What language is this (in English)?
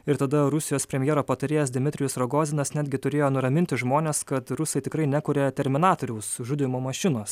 Lithuanian